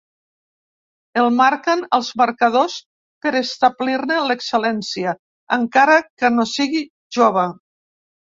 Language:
Catalan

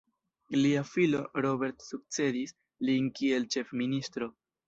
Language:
Esperanto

